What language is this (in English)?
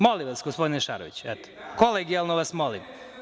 Serbian